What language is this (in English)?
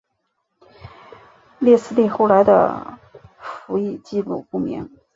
Chinese